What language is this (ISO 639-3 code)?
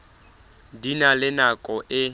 sot